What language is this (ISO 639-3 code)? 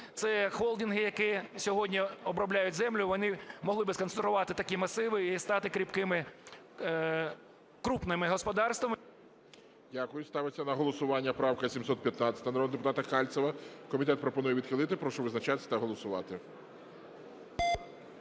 ukr